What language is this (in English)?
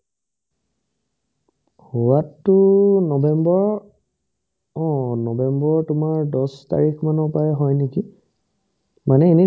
Assamese